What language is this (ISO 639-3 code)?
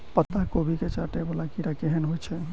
mai